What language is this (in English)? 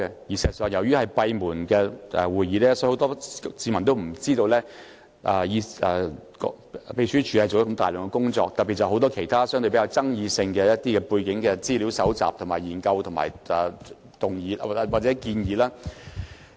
Cantonese